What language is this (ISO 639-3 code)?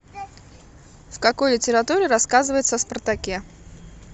rus